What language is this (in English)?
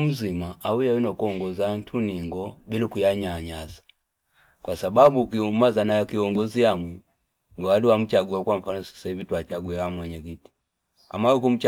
Fipa